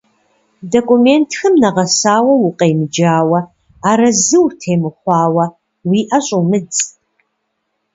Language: Kabardian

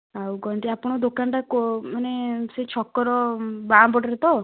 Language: Odia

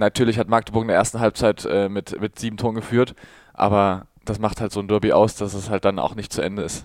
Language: German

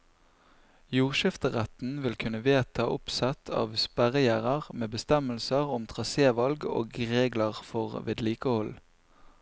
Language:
Norwegian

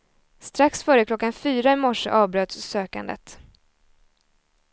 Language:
Swedish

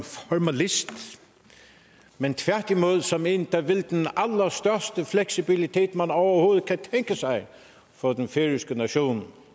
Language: Danish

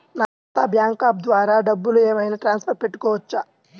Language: Telugu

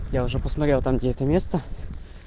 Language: Russian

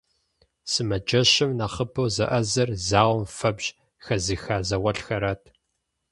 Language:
Kabardian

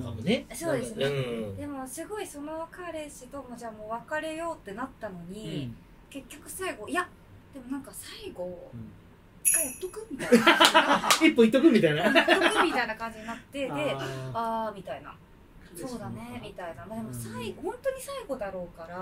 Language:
Japanese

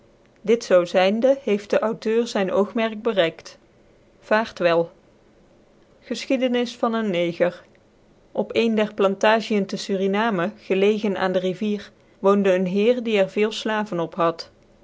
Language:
Dutch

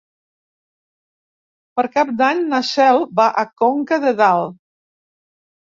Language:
Catalan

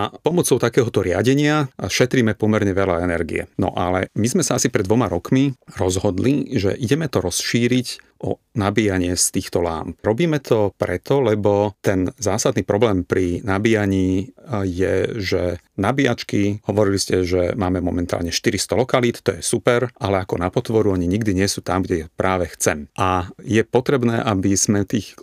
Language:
Slovak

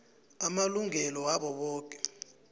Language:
South Ndebele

